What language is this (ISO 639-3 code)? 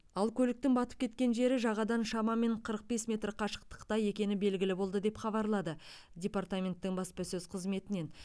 kaz